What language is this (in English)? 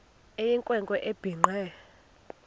Xhosa